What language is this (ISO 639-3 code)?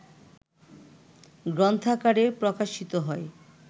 ben